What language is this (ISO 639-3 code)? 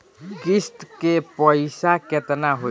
bho